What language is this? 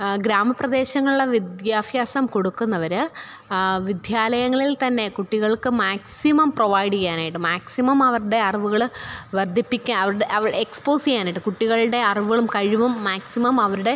Malayalam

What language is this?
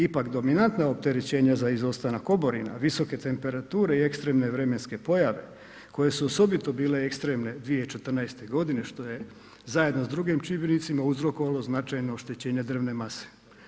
Croatian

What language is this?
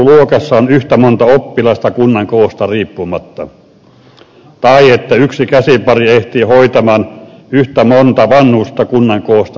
Finnish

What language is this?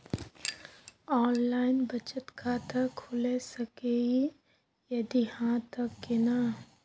Maithili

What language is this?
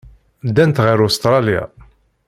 Kabyle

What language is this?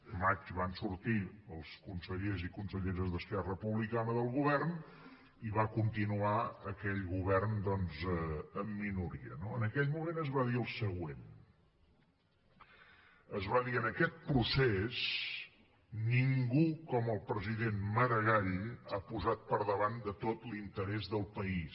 Catalan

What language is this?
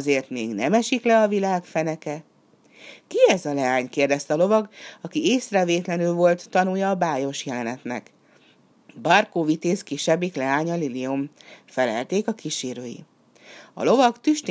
Hungarian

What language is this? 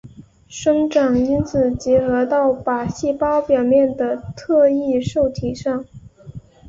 Chinese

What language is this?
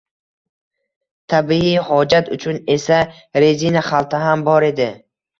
Uzbek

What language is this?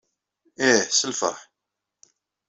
Kabyle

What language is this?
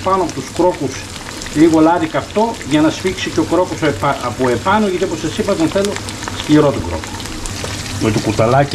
Greek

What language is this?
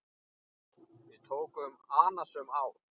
Icelandic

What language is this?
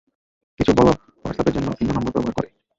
Bangla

